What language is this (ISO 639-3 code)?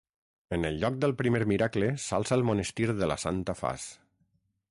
cat